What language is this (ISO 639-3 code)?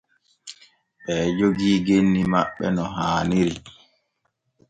fue